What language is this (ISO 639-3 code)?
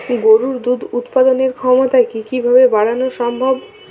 ben